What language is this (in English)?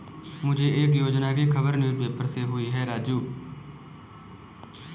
Hindi